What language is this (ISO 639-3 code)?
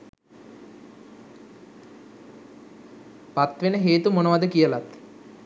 sin